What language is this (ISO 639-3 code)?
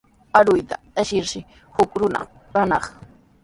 qws